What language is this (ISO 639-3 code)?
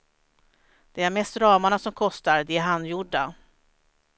swe